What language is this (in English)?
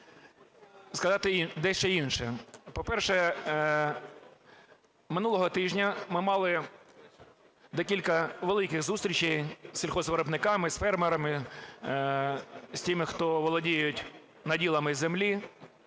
Ukrainian